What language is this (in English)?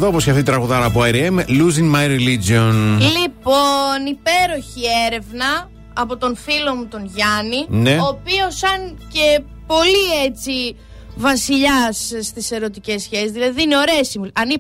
Greek